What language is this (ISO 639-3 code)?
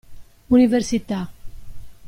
ita